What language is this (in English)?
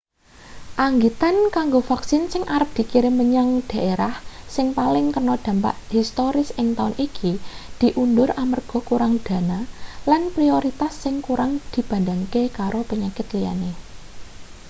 Javanese